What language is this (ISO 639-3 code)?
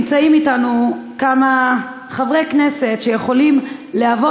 heb